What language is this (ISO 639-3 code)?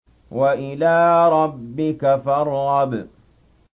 ara